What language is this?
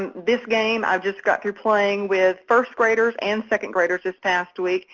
English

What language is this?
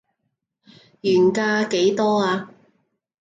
Cantonese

